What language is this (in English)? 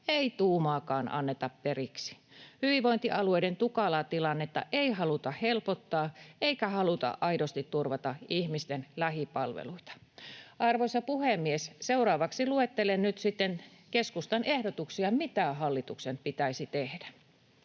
Finnish